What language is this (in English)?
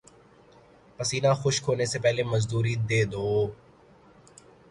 Urdu